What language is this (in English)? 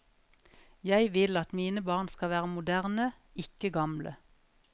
Norwegian